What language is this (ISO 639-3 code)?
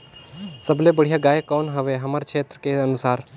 hne